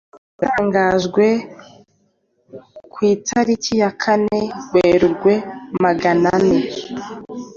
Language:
Kinyarwanda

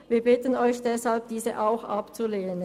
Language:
Swiss German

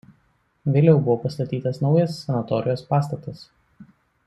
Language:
Lithuanian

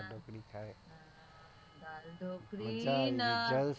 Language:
Gujarati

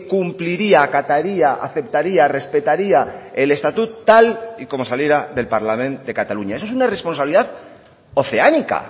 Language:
Spanish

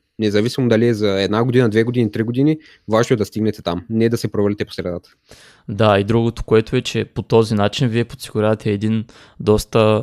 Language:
Bulgarian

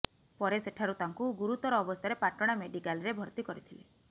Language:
Odia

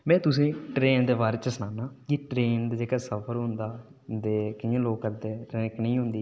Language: Dogri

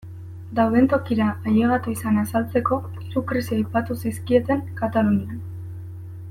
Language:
Basque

